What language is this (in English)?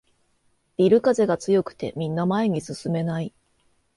Japanese